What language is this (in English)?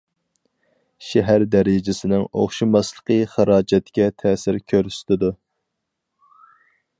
Uyghur